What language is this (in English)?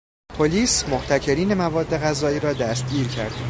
Persian